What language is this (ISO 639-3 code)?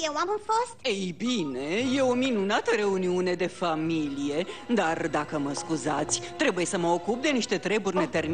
ron